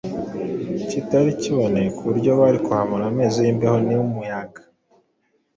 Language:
Kinyarwanda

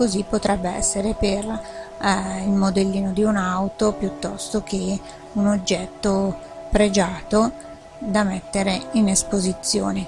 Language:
Italian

